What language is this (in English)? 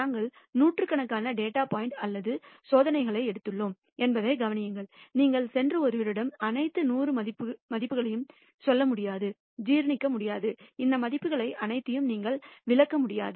Tamil